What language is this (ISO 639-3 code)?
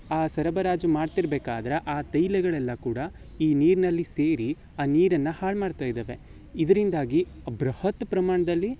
kan